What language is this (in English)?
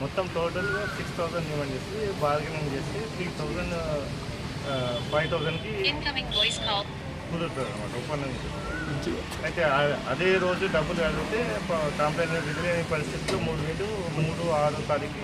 Romanian